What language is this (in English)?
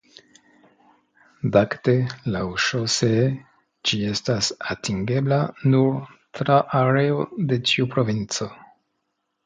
Esperanto